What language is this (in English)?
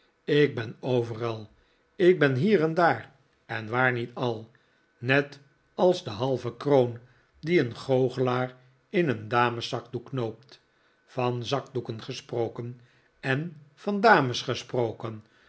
Dutch